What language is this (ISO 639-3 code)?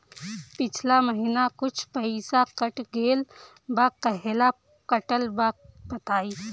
bho